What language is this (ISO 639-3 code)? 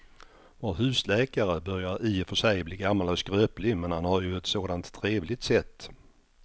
swe